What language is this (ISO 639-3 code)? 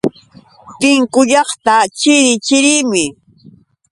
qux